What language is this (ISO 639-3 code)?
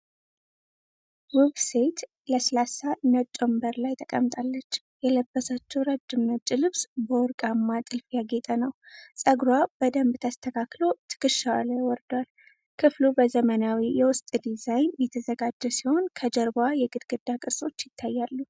amh